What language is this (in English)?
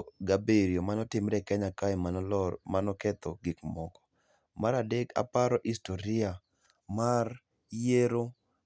Luo (Kenya and Tanzania)